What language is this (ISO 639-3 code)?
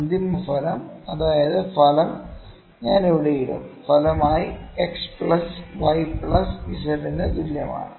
mal